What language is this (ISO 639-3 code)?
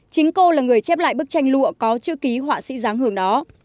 vie